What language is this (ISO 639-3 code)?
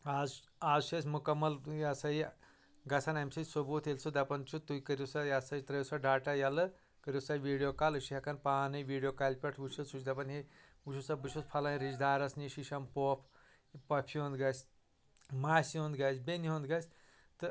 kas